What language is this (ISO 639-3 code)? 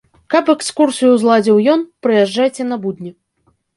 bel